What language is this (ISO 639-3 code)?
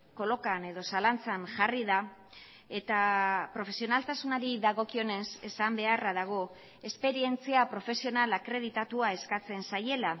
eus